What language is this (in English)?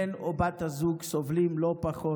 Hebrew